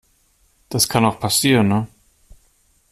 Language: German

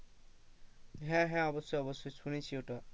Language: Bangla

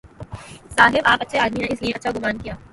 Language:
Urdu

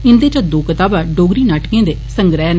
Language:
Dogri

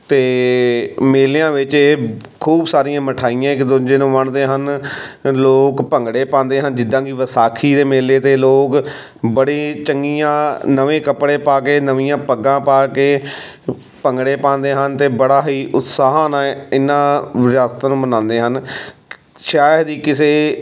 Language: Punjabi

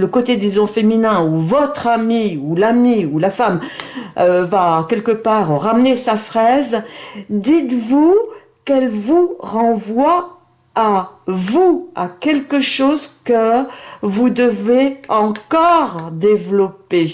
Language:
French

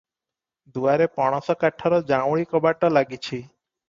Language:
Odia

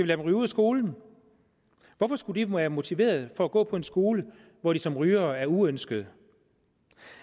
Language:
Danish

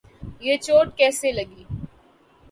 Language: Urdu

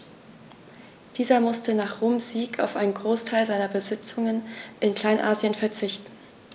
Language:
German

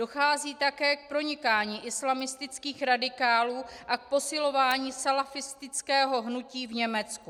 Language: Czech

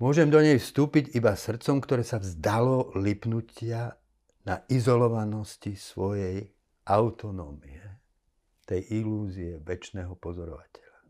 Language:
Slovak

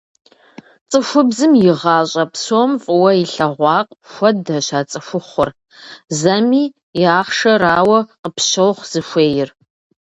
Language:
Kabardian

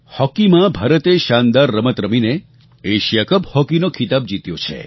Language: Gujarati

